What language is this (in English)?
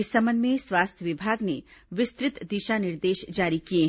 Hindi